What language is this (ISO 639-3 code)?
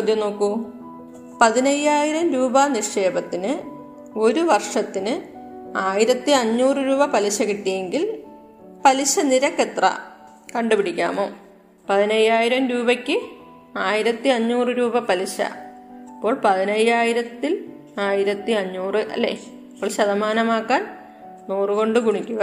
mal